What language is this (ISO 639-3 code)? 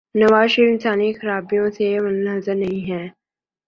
urd